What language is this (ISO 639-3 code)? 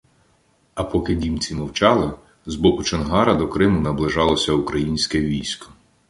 ukr